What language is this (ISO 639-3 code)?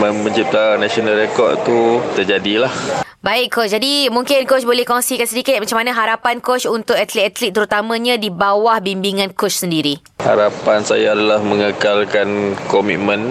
msa